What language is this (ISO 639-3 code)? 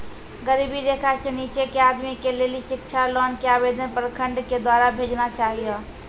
mai